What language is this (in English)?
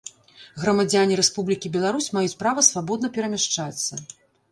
Belarusian